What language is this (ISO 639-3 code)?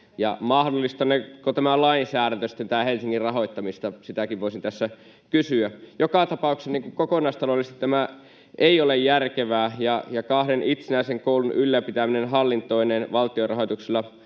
fin